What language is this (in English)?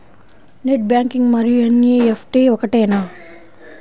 Telugu